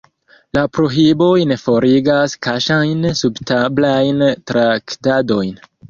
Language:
Esperanto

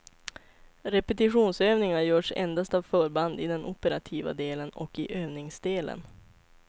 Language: Swedish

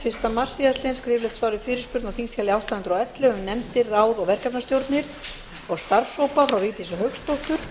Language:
Icelandic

